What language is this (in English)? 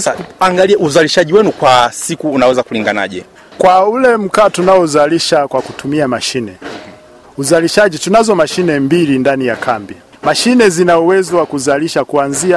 Swahili